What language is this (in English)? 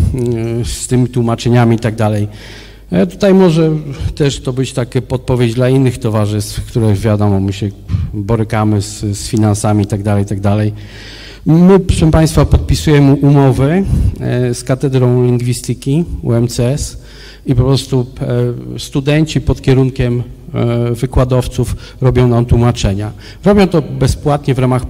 Polish